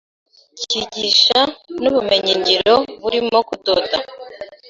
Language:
Kinyarwanda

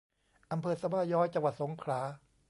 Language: Thai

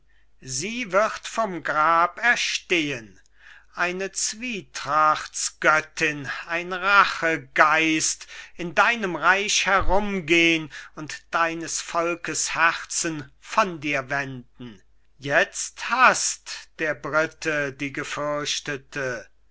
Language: German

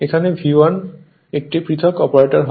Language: Bangla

